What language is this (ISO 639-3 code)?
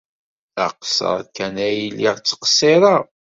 kab